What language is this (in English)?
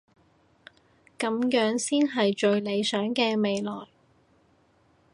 Cantonese